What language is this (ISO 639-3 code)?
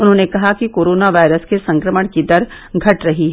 hin